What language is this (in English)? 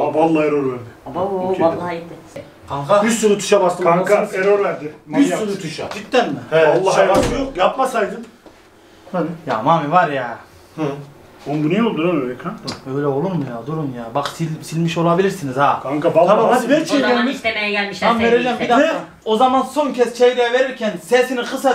Turkish